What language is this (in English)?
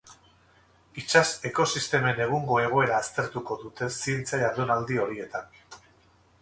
Basque